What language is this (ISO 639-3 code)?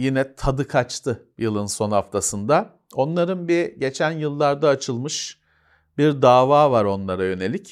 tur